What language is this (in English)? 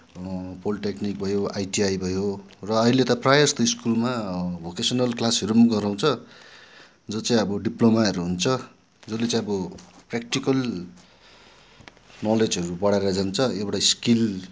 Nepali